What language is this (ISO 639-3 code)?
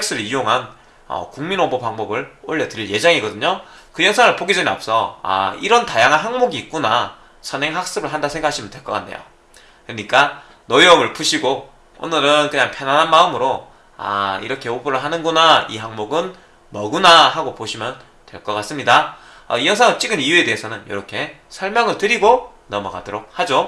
kor